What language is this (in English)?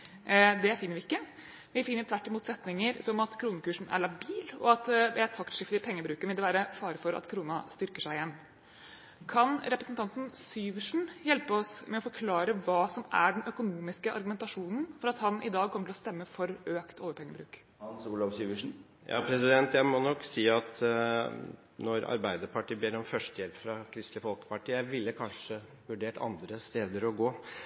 Norwegian Bokmål